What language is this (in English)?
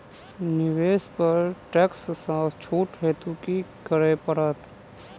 Maithili